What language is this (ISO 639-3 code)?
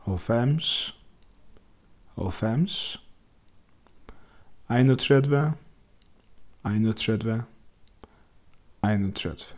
fao